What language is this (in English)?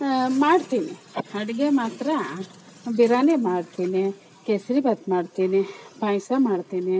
Kannada